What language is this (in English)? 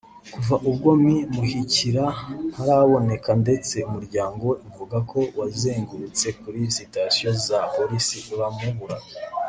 Kinyarwanda